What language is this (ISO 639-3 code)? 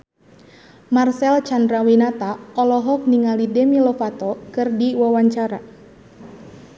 sun